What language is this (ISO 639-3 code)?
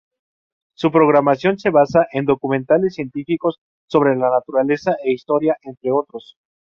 spa